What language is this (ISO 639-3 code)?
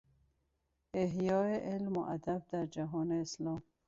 fas